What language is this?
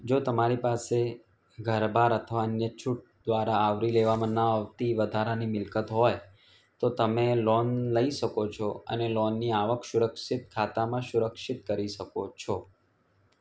Gujarati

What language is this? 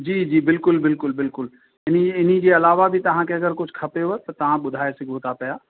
Sindhi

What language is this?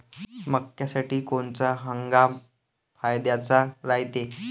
Marathi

